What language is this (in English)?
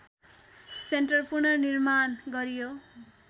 Nepali